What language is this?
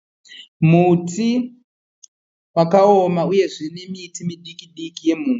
Shona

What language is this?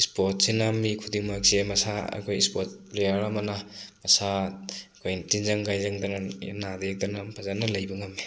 Manipuri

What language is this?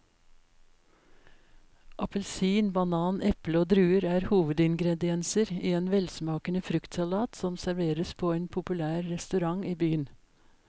Norwegian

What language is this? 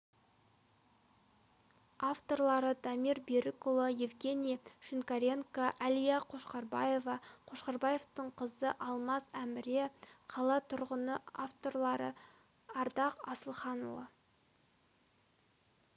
Kazakh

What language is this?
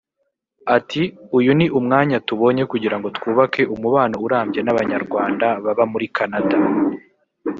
Kinyarwanda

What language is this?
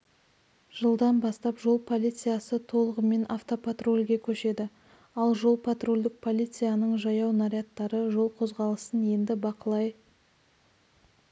Kazakh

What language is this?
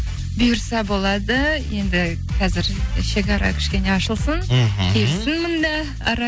Kazakh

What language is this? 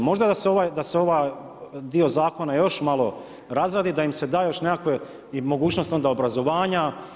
Croatian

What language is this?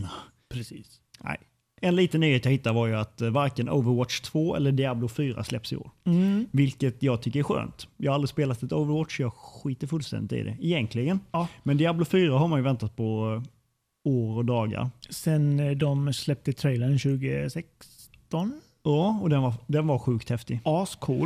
Swedish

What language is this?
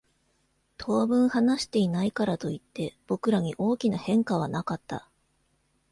Japanese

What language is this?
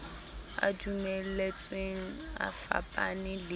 Southern Sotho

